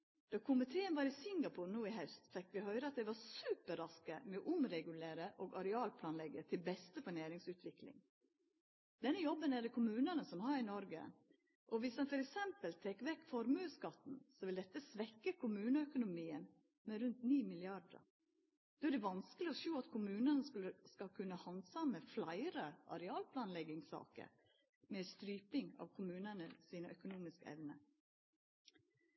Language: Norwegian Nynorsk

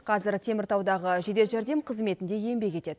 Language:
Kazakh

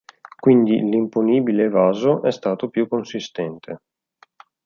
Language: Italian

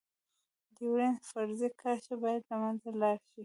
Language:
Pashto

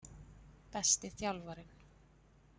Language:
Icelandic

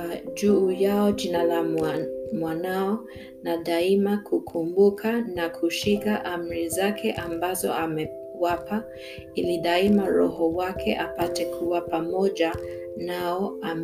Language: Swahili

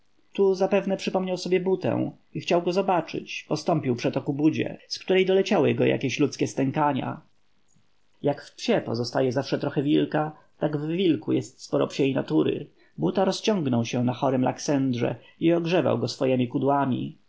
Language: Polish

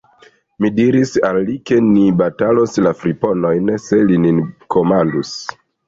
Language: Esperanto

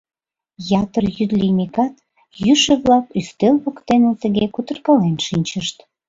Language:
Mari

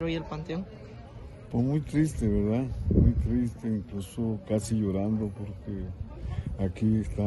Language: Spanish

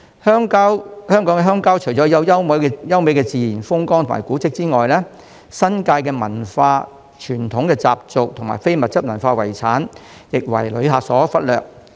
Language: Cantonese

